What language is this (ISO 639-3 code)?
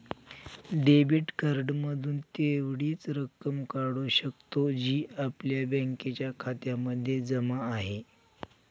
mar